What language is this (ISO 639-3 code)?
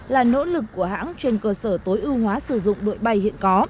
vie